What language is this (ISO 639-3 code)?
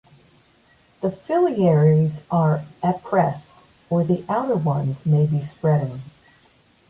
eng